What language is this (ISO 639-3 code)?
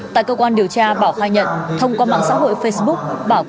vie